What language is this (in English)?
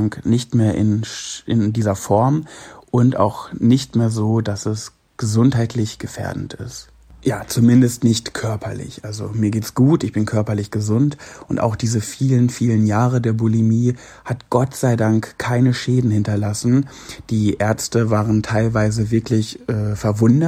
German